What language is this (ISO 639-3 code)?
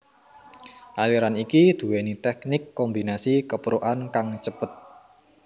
jav